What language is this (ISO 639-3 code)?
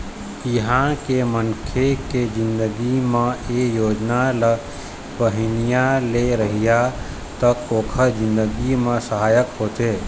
hne